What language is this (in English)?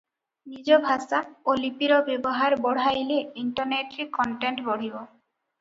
Odia